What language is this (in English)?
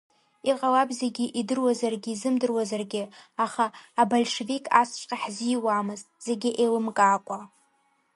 Abkhazian